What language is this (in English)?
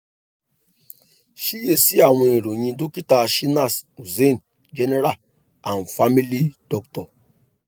Yoruba